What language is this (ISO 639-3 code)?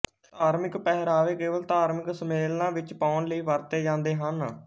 pan